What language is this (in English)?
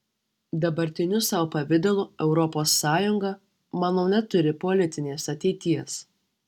Lithuanian